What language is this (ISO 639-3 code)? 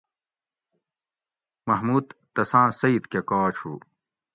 gwc